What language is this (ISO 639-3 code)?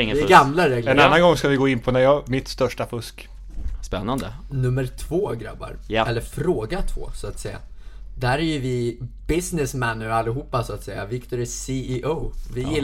swe